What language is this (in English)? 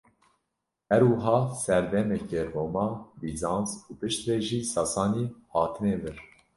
Kurdish